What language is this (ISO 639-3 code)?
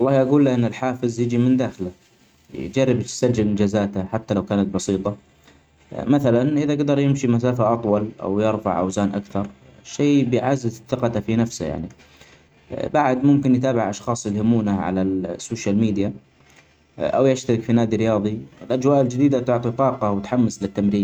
acx